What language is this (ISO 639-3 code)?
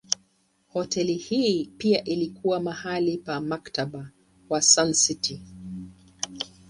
swa